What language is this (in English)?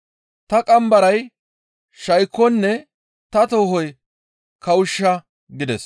Gamo